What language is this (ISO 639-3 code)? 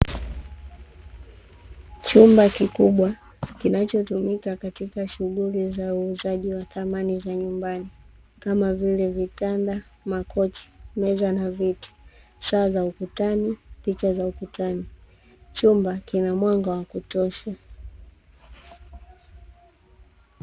swa